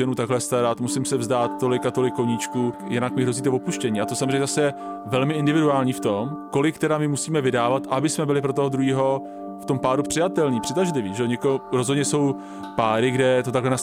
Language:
Czech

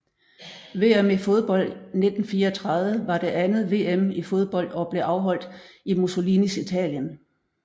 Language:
Danish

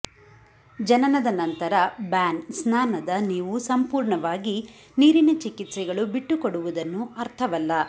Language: Kannada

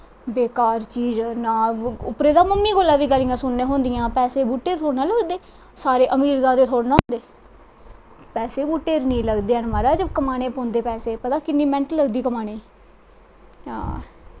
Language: Dogri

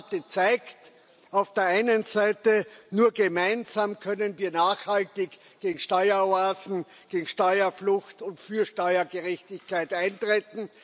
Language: German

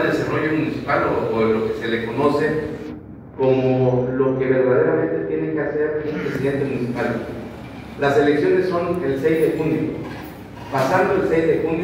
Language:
Spanish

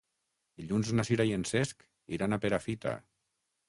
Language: Catalan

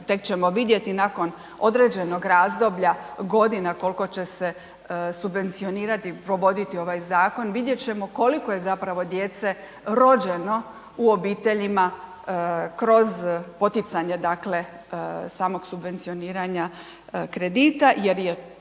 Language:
Croatian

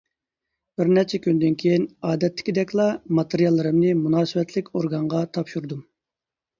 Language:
Uyghur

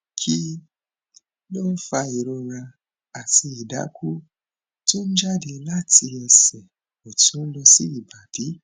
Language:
Yoruba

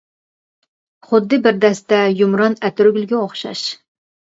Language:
Uyghur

